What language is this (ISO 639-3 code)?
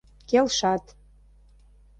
chm